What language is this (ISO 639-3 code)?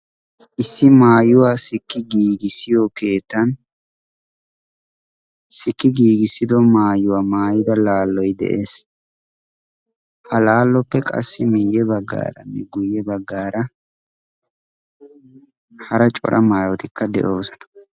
wal